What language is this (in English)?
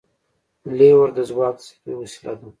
Pashto